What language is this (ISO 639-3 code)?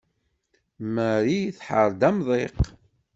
kab